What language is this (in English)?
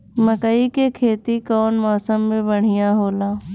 Bhojpuri